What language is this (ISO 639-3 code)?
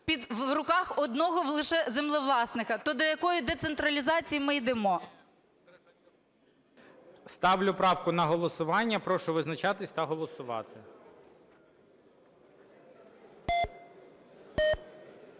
ukr